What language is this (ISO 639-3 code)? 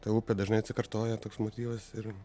lit